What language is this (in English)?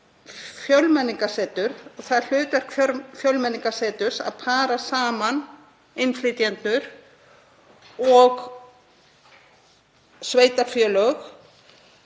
Icelandic